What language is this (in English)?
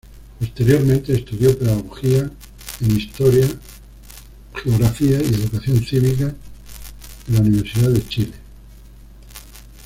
Spanish